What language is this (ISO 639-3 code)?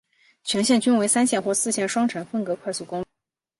zho